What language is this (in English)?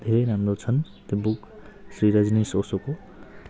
Nepali